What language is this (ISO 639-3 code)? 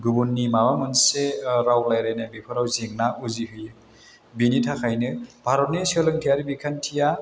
brx